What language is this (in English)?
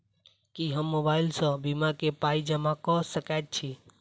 Maithili